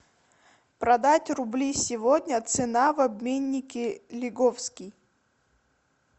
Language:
Russian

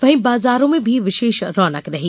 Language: Hindi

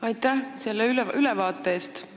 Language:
Estonian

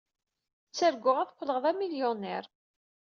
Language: Kabyle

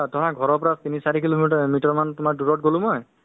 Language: Assamese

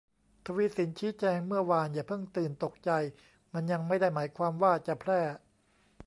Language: Thai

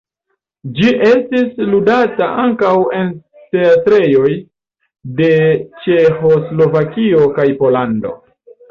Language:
Esperanto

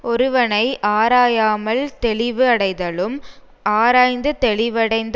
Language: Tamil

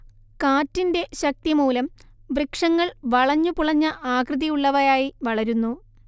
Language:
Malayalam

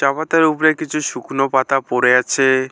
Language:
Bangla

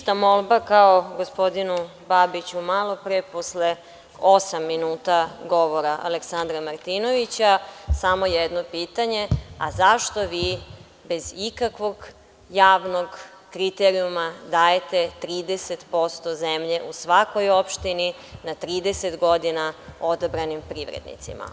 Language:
Serbian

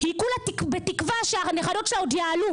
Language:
Hebrew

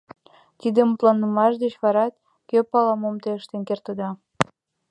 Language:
Mari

